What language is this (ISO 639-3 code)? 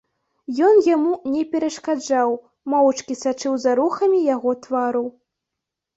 bel